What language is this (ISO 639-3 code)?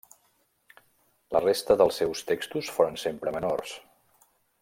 cat